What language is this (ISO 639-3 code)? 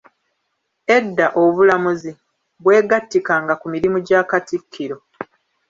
lug